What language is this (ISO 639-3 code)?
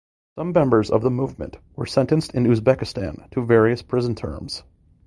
eng